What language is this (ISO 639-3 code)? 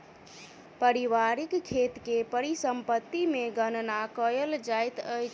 mai